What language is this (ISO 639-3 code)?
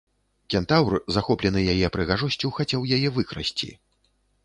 bel